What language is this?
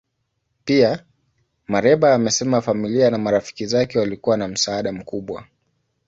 Swahili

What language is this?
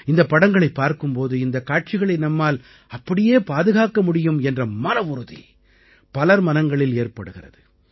Tamil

